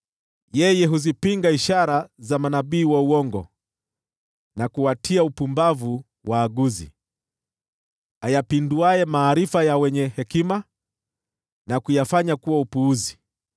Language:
Swahili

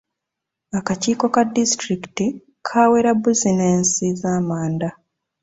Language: Ganda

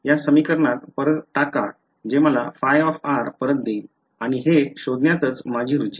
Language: Marathi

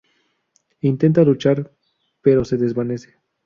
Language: Spanish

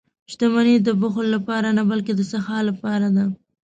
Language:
Pashto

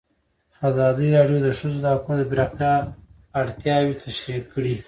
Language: Pashto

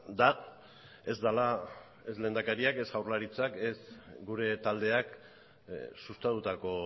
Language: Basque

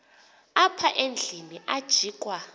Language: Xhosa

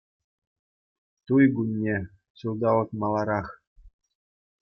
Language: Chuvash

